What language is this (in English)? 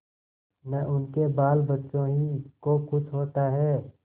Hindi